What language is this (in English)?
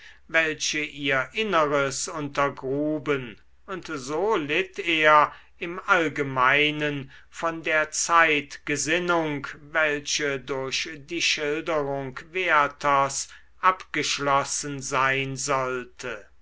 German